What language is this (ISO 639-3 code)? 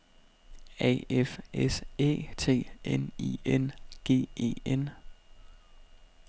dan